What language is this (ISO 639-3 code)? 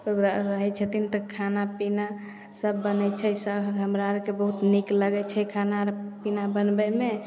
mai